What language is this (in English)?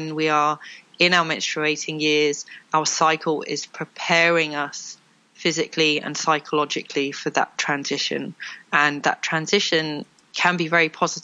English